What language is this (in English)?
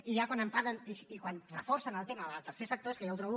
Catalan